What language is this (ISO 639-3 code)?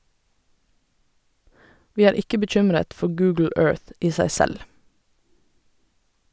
nor